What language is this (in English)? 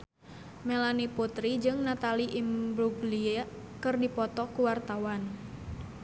Sundanese